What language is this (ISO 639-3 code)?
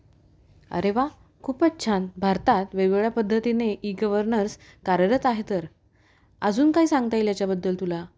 mar